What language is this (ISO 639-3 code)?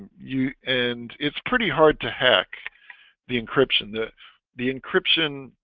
eng